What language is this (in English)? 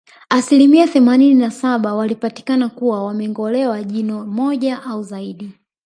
Swahili